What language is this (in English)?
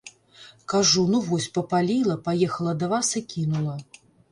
Belarusian